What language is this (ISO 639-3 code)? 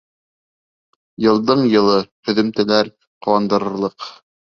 bak